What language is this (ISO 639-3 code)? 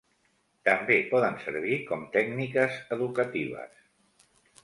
cat